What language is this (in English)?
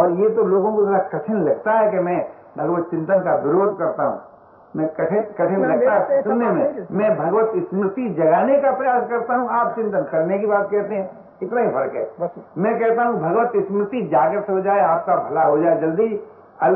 Hindi